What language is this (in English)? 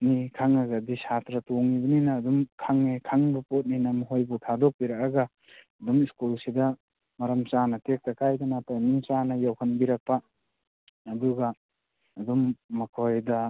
Manipuri